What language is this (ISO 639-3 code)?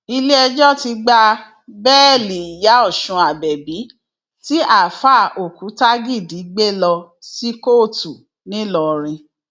yor